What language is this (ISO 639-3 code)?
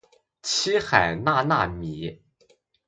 zho